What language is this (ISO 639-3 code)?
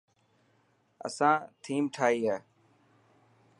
mki